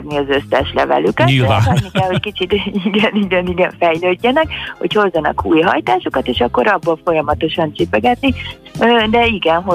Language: Hungarian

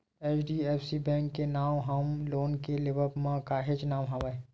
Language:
Chhattisgarhi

